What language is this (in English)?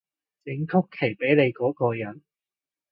Cantonese